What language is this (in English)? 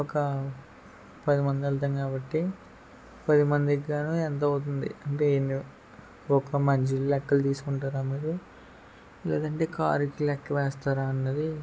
Telugu